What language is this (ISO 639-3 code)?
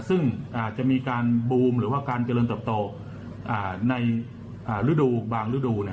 tha